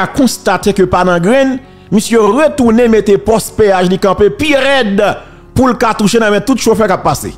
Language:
French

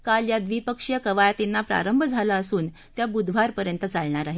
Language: Marathi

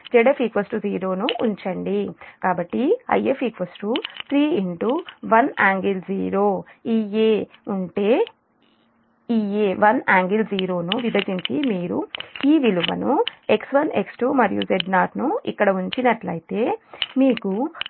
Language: Telugu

